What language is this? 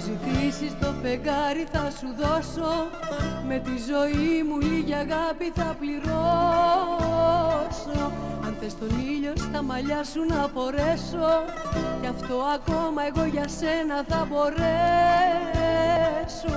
Greek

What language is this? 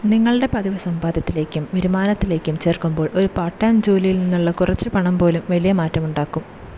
Malayalam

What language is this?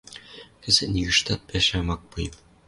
Western Mari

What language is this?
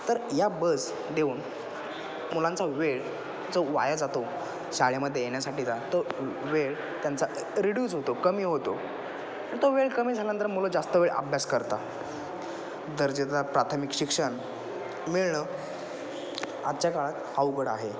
Marathi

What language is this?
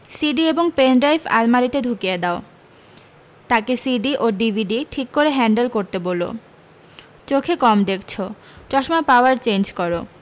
Bangla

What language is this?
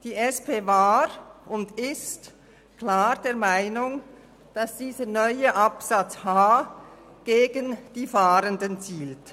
Swiss German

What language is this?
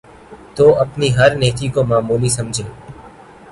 Urdu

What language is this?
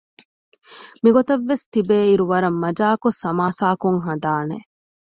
Divehi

